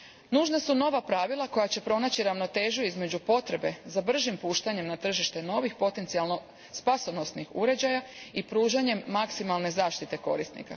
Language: Croatian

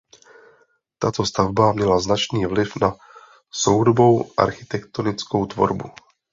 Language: Czech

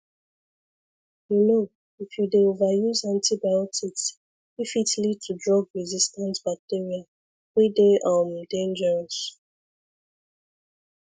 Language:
Nigerian Pidgin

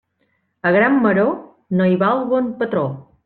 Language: Catalan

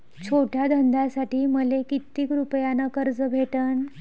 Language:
Marathi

